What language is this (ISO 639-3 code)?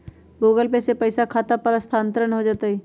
mag